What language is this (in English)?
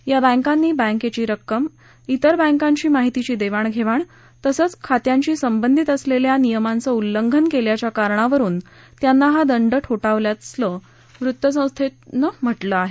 Marathi